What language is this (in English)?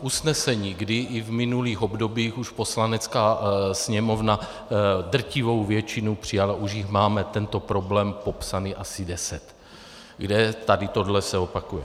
Czech